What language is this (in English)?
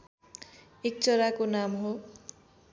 Nepali